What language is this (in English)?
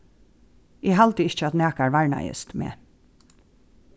Faroese